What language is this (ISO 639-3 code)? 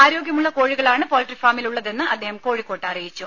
mal